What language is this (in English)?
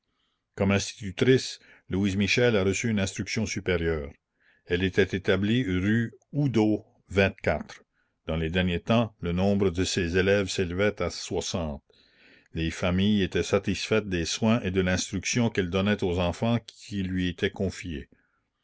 French